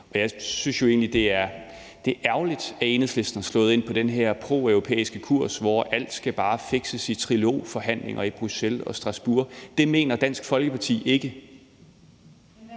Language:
Danish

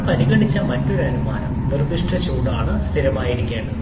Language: Malayalam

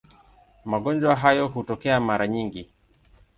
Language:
Swahili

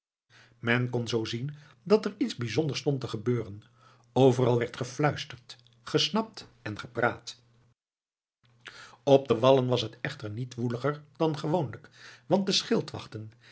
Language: Dutch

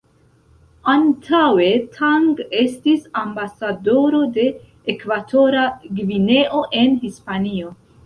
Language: Esperanto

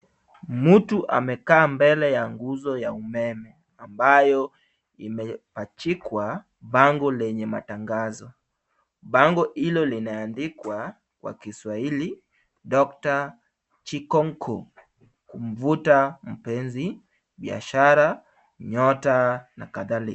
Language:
Swahili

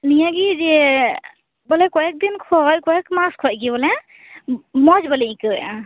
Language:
Santali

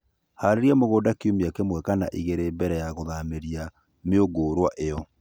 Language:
Kikuyu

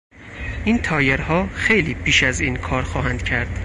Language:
Persian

